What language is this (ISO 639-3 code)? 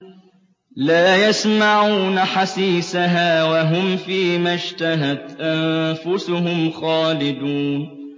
ara